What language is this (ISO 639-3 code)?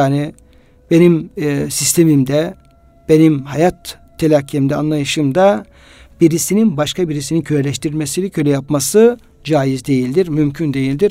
tur